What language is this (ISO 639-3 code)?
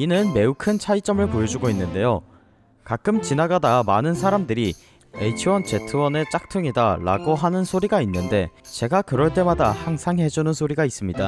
kor